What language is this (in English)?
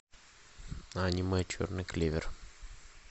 Russian